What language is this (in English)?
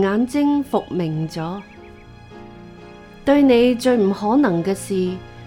Chinese